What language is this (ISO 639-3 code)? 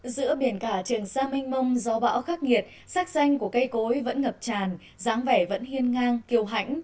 vie